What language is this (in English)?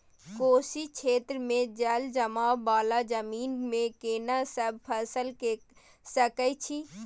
Maithili